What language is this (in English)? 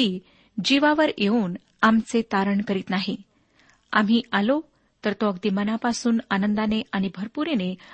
Marathi